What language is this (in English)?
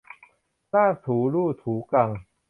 Thai